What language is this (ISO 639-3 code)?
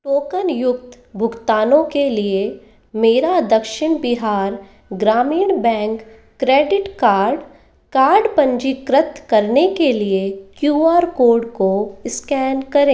hin